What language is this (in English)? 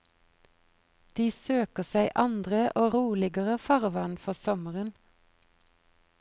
Norwegian